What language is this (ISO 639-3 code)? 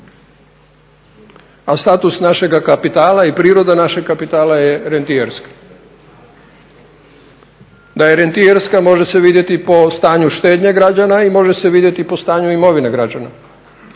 hrv